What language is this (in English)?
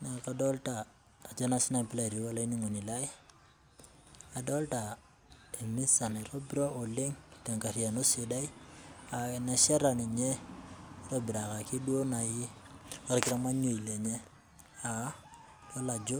Masai